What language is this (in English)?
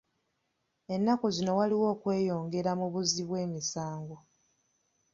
Ganda